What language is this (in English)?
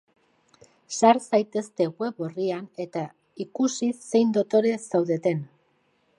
Basque